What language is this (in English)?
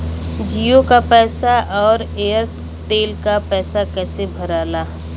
Bhojpuri